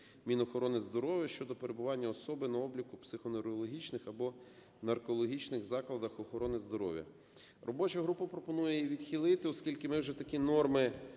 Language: Ukrainian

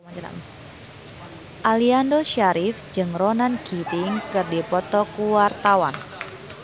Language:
Sundanese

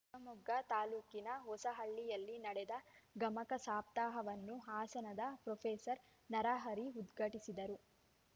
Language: Kannada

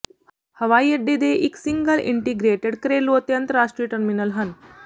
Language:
Punjabi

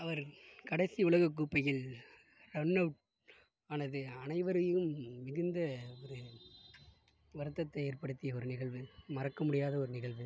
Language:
Tamil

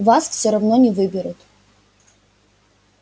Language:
Russian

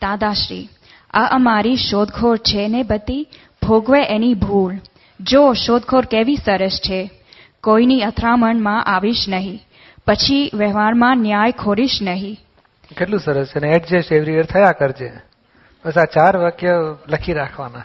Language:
Gujarati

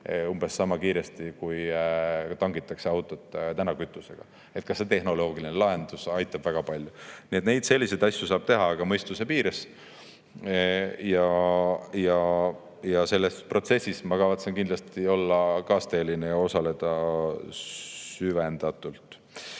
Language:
Estonian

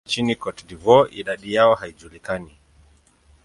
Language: Swahili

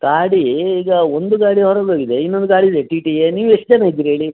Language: Kannada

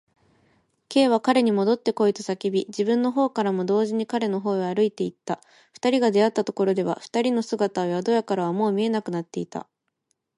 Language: Japanese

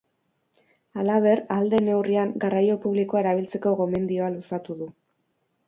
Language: Basque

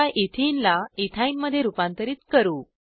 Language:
Marathi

